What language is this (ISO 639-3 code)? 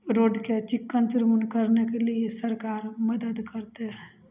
mai